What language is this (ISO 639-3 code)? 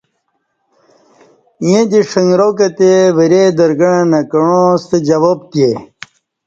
bsh